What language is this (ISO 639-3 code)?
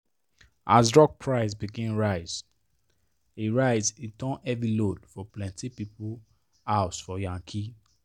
pcm